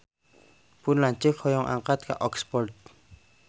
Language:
Sundanese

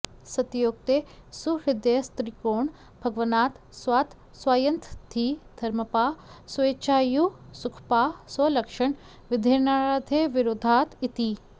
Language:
Sanskrit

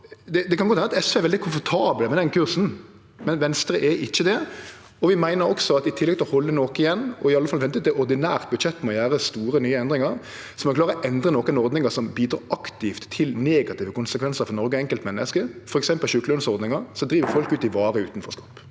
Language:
Norwegian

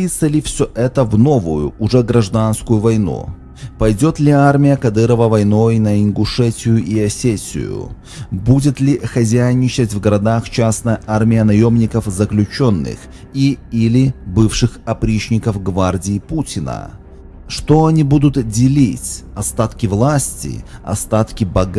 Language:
Russian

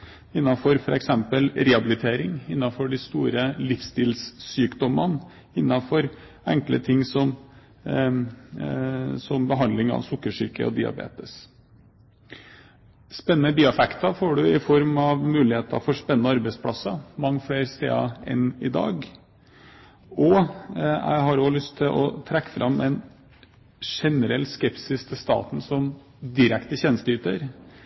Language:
Norwegian Bokmål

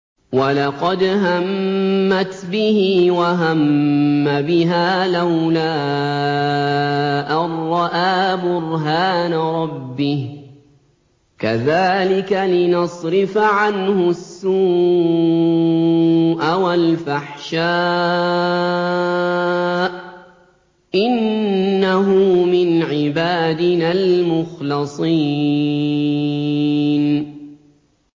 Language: Arabic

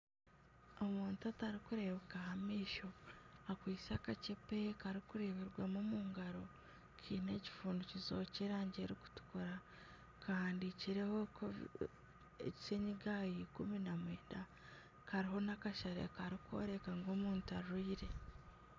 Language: Nyankole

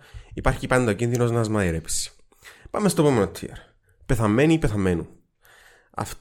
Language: Greek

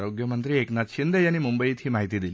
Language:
Marathi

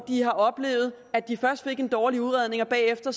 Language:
Danish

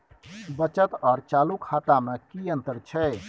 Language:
Maithili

